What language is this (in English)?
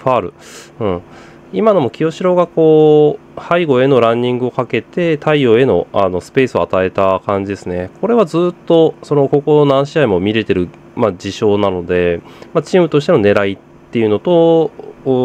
Japanese